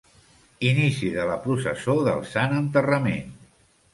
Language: Catalan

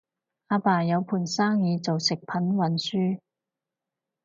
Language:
Cantonese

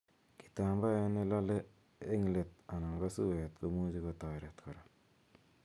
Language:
Kalenjin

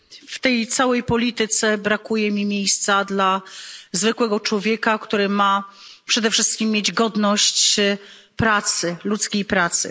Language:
Polish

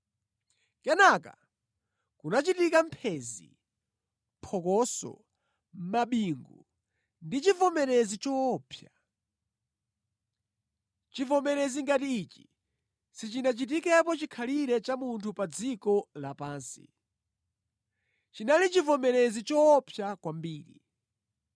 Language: Nyanja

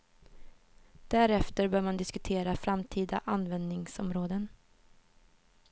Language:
Swedish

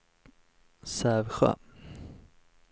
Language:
Swedish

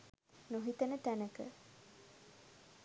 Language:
Sinhala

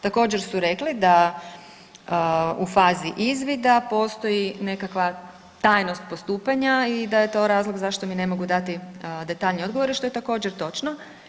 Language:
Croatian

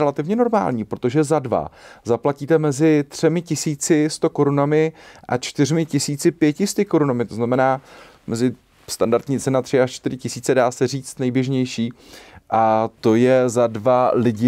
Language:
Czech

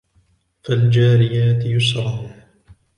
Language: Arabic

